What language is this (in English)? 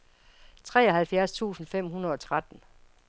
Danish